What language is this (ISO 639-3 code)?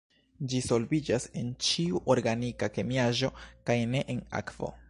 epo